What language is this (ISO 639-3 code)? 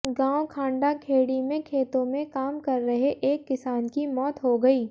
hin